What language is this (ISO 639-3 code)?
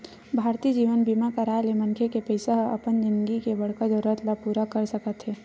hne